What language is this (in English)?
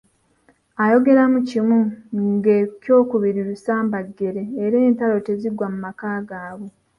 Ganda